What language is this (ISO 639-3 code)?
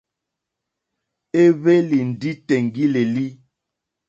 bri